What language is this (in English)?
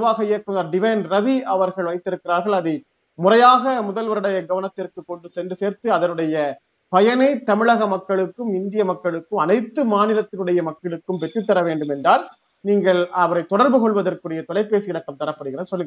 Tamil